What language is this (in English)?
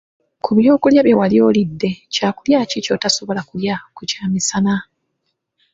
Ganda